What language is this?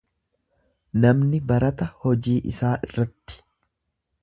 Oromo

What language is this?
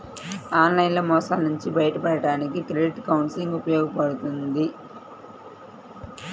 Telugu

